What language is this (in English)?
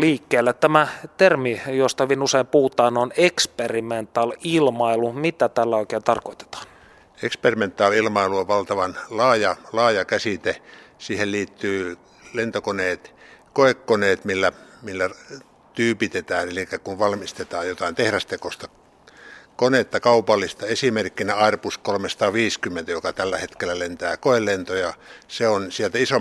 Finnish